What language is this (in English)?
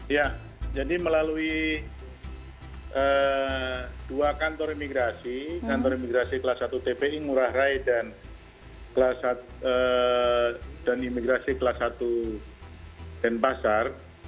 Indonesian